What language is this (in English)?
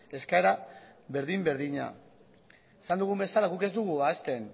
Basque